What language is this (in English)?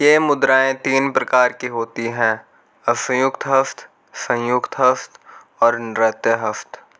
Hindi